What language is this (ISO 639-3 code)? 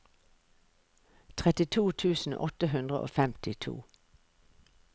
nor